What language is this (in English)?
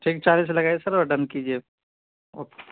Urdu